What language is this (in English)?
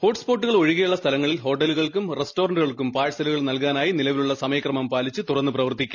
Malayalam